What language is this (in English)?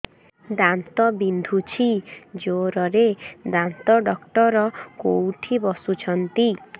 Odia